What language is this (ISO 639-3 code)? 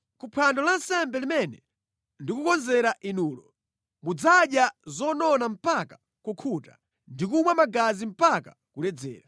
nya